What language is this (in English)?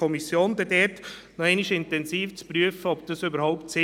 Swiss German